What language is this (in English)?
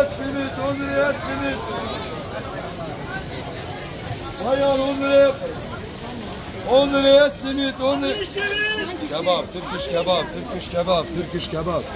Turkish